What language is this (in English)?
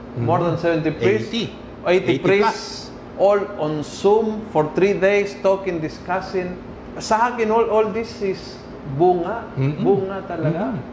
Filipino